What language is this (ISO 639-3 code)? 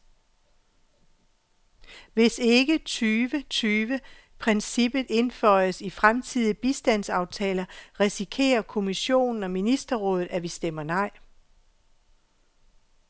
dan